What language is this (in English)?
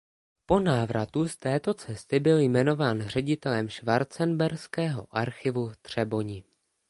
Czech